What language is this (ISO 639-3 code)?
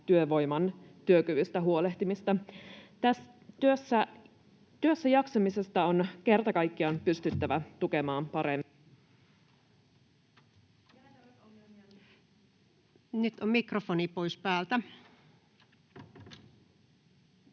fin